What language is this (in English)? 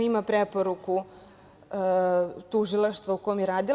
Serbian